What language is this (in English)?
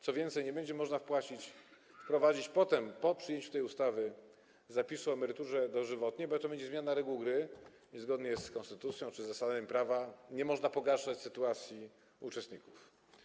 Polish